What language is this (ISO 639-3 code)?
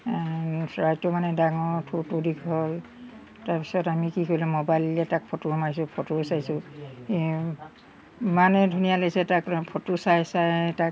asm